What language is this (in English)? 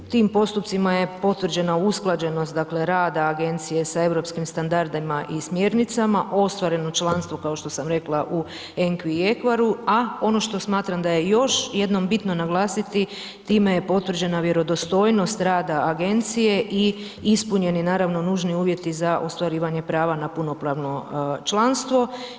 Croatian